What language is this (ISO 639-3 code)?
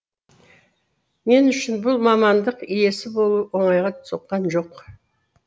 kaz